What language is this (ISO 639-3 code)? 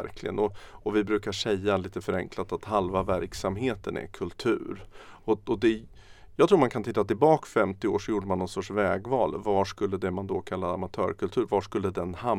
swe